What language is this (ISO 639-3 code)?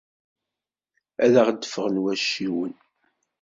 kab